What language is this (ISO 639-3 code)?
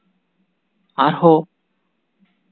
sat